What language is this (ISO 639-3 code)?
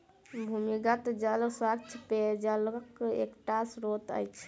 mai